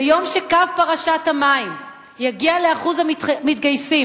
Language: Hebrew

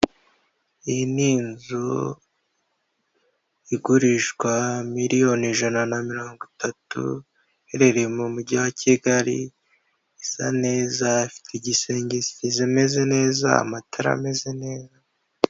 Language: Kinyarwanda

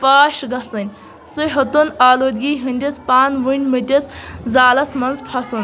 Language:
Kashmiri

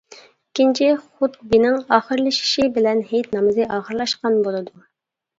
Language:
Uyghur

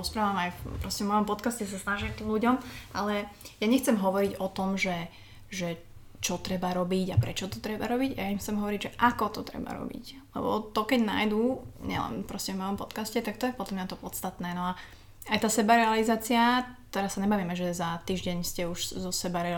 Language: Slovak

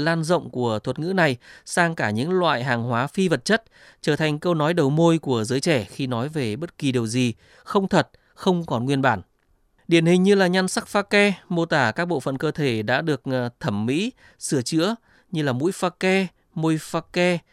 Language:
Vietnamese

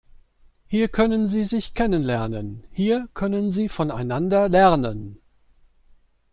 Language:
German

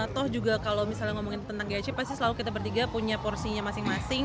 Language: Indonesian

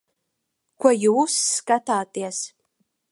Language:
Latvian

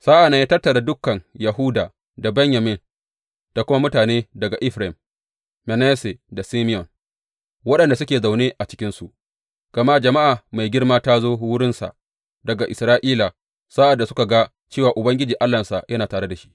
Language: Hausa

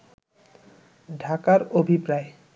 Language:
Bangla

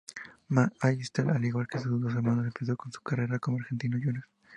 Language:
Spanish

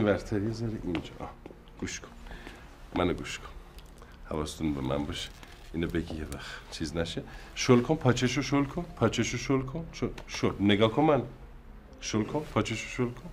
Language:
Persian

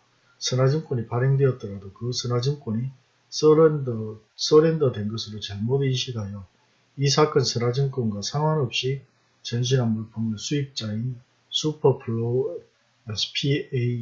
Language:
Korean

